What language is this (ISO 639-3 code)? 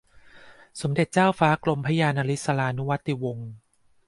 tha